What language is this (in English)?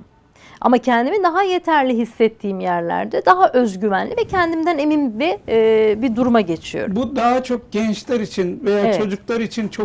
Turkish